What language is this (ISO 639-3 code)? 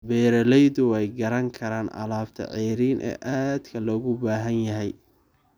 som